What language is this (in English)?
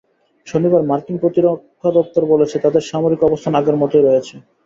Bangla